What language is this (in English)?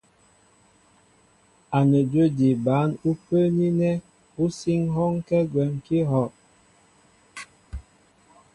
Mbo (Cameroon)